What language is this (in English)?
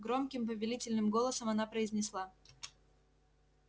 Russian